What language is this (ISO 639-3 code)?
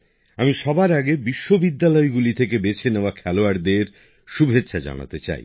ben